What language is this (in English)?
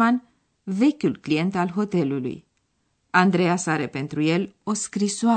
Romanian